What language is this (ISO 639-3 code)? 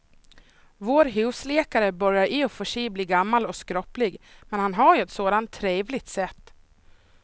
swe